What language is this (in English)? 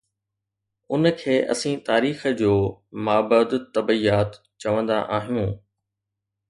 Sindhi